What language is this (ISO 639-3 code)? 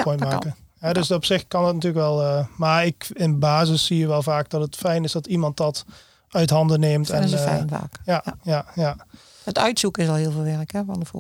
nld